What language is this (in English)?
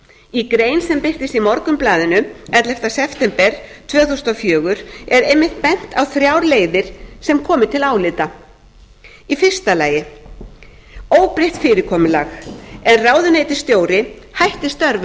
Icelandic